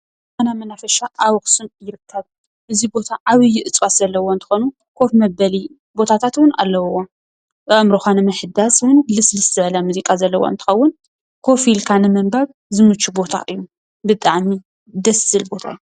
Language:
Tigrinya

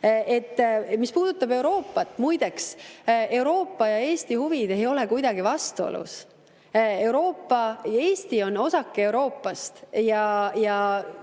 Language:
Estonian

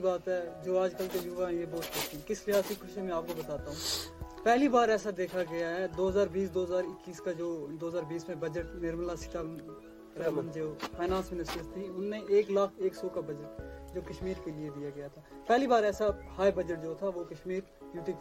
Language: Urdu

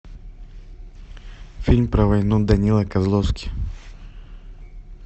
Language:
Russian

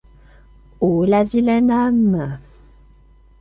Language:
French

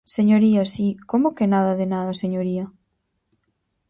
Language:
Galician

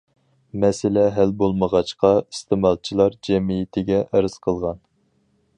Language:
Uyghur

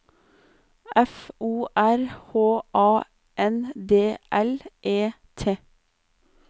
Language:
Norwegian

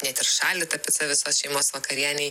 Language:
Lithuanian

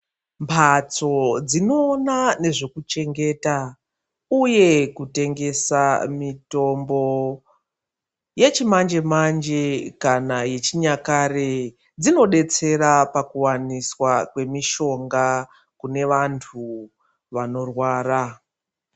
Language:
Ndau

